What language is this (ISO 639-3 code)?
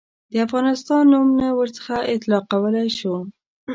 pus